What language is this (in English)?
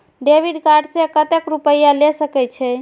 Maithili